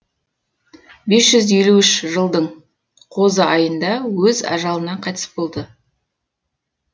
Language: Kazakh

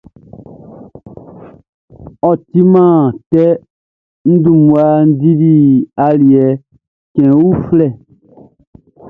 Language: Baoulé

